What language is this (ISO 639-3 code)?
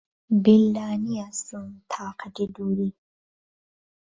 ckb